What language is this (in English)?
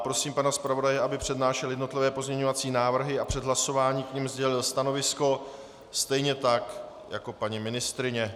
Czech